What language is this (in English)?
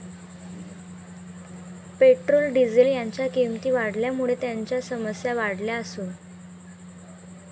Marathi